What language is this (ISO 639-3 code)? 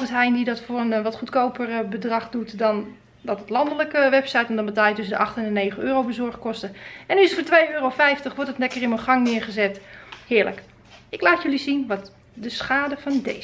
nld